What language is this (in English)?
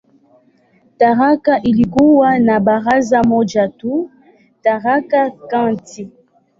Swahili